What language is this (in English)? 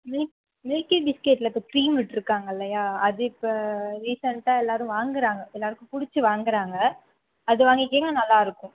Tamil